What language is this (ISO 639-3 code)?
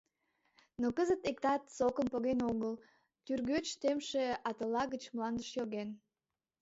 chm